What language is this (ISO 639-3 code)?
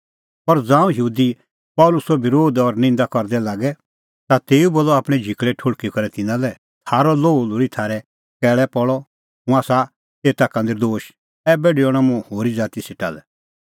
kfx